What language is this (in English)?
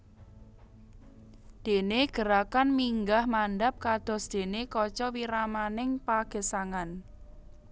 Javanese